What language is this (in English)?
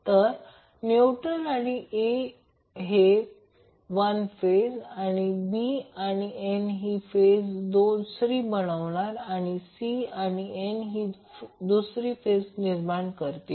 Marathi